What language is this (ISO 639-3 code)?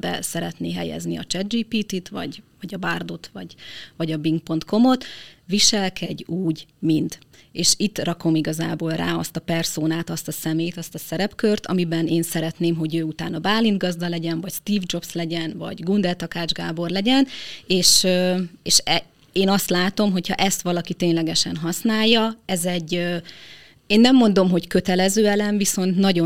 hun